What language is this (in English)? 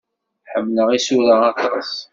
Kabyle